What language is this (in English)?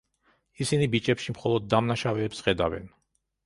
Georgian